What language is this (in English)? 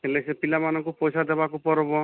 Odia